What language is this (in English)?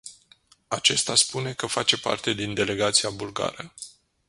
Romanian